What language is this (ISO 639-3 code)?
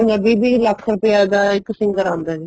pan